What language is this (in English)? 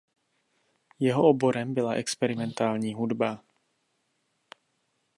Czech